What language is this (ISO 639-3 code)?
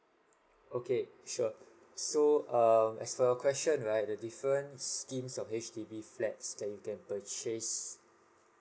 eng